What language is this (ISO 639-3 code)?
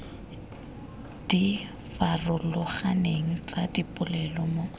tsn